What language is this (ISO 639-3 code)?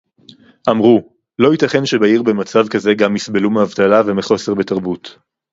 heb